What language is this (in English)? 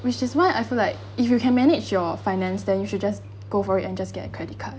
English